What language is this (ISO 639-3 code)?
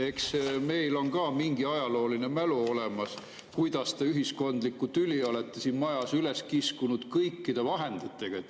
est